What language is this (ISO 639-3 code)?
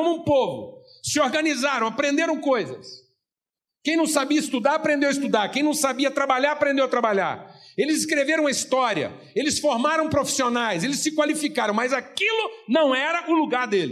por